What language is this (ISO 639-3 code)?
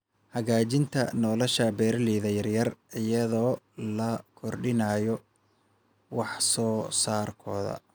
som